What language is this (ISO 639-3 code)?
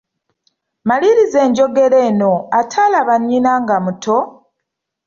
lug